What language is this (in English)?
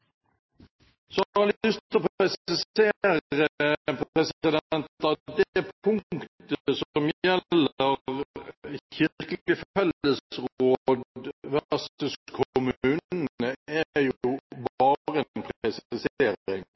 Norwegian Bokmål